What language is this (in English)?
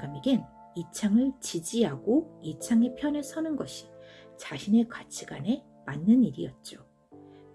Korean